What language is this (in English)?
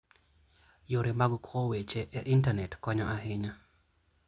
Luo (Kenya and Tanzania)